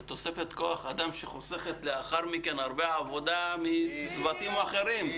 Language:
Hebrew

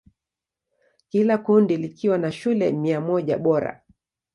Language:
Swahili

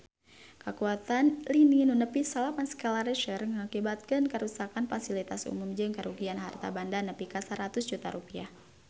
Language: Sundanese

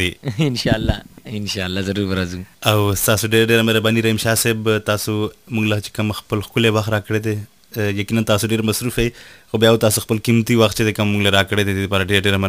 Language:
Urdu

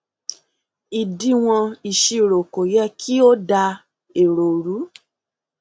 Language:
Yoruba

